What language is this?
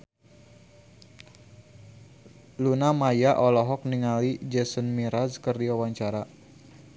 Sundanese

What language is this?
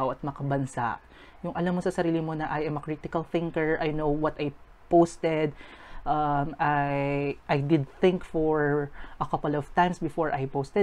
Filipino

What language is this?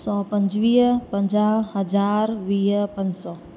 Sindhi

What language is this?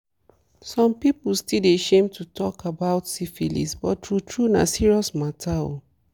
Nigerian Pidgin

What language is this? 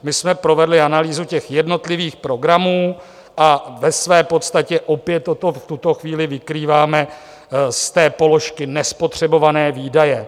Czech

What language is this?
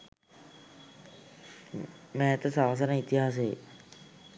Sinhala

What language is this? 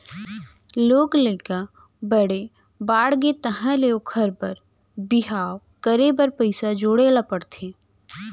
Chhattisgarhi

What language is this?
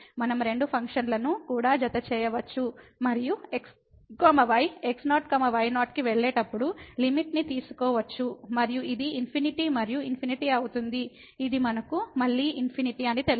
Telugu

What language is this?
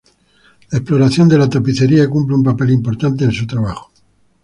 Spanish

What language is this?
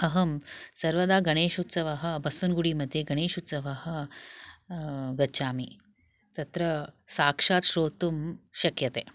Sanskrit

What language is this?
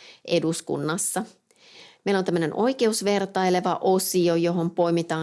Finnish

